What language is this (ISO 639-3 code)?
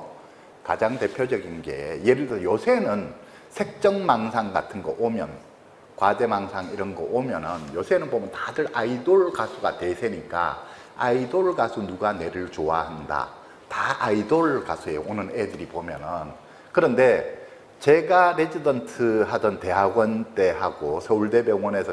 kor